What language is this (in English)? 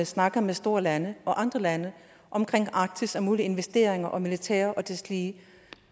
Danish